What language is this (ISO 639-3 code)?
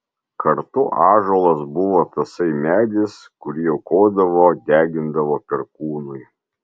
lit